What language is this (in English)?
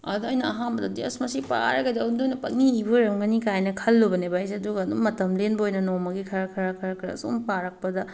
Manipuri